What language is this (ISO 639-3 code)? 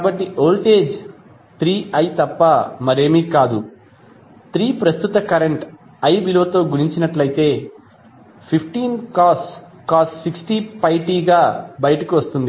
tel